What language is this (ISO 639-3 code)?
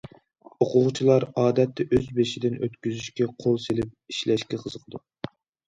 uig